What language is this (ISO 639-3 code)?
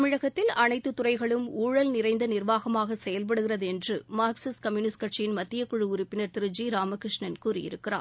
tam